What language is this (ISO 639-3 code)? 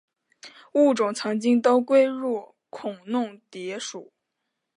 zho